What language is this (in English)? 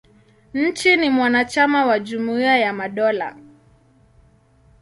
Swahili